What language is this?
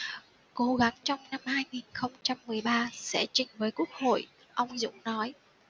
Vietnamese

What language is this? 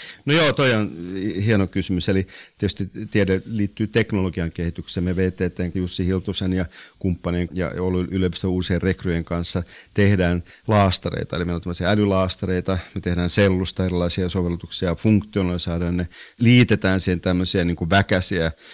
Finnish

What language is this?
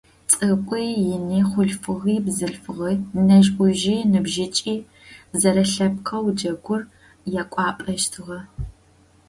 Adyghe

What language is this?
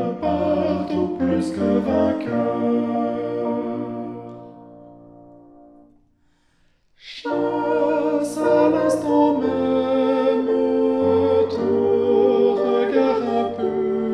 French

